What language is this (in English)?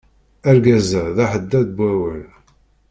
Kabyle